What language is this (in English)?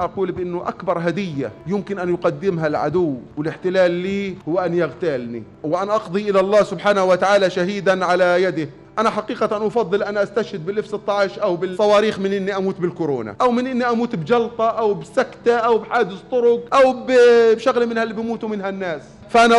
Arabic